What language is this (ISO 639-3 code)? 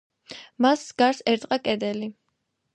kat